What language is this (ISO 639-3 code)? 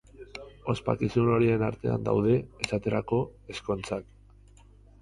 eus